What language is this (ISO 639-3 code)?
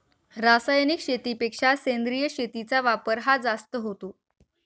mar